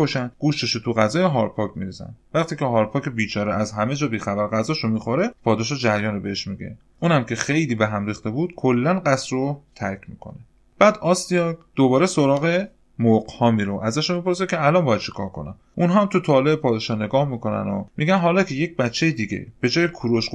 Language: Persian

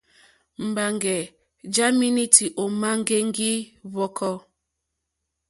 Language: Mokpwe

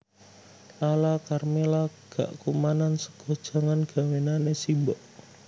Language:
Javanese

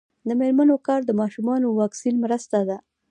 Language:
Pashto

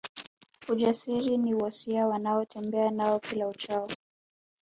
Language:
Swahili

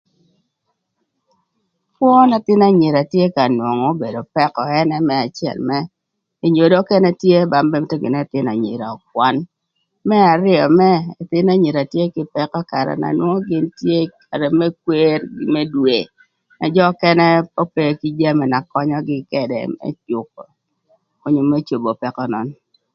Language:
Thur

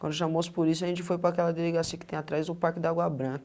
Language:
Portuguese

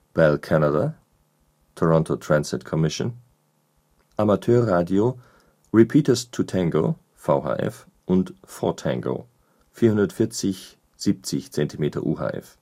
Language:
German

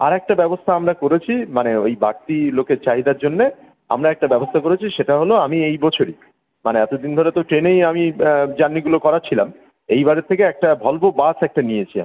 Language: Bangla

